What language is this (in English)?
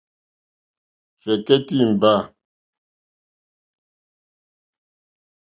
Mokpwe